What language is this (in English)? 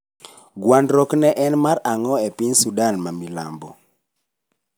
Luo (Kenya and Tanzania)